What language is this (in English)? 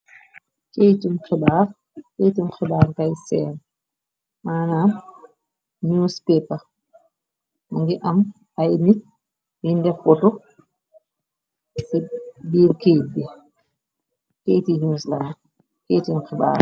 Wolof